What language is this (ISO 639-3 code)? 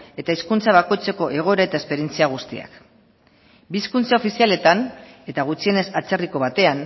eus